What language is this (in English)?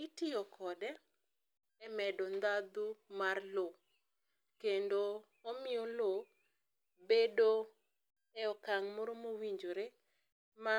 Luo (Kenya and Tanzania)